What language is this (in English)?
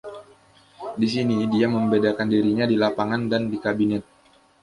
Indonesian